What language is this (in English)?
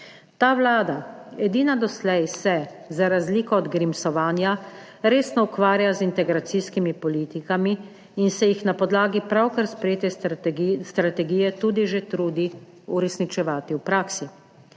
Slovenian